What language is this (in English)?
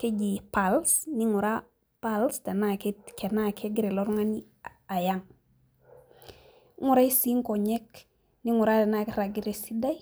Masai